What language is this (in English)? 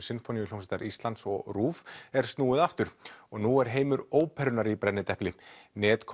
Icelandic